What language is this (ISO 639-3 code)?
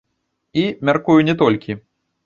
bel